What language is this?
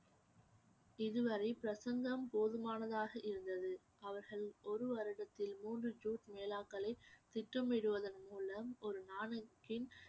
Tamil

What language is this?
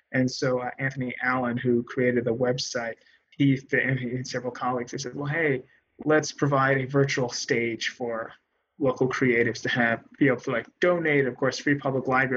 English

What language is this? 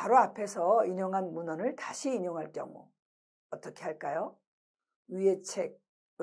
Korean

